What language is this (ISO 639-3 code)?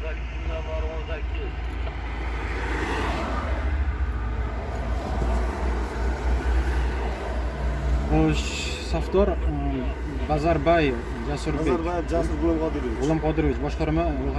tur